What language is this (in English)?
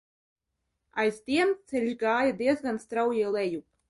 Latvian